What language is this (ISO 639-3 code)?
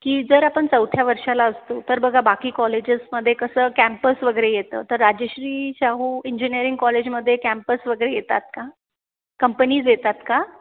mar